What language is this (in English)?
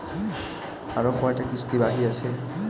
Bangla